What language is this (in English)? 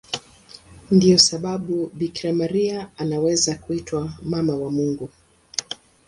Swahili